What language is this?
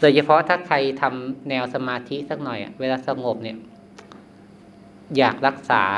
Thai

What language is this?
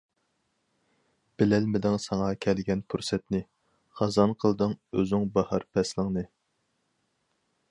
Uyghur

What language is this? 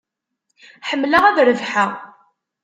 Kabyle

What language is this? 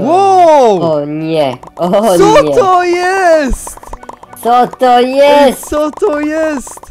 Polish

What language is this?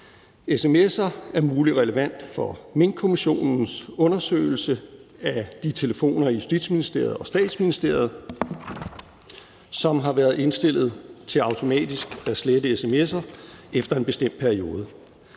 Danish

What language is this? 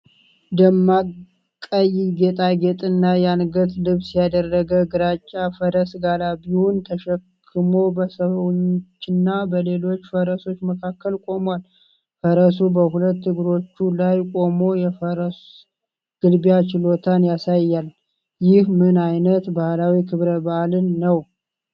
Amharic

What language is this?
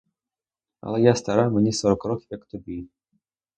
Ukrainian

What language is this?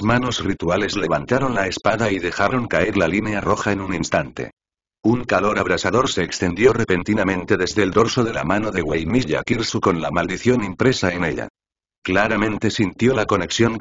Spanish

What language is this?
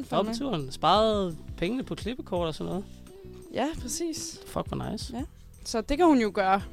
Danish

